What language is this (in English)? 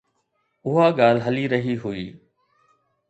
Sindhi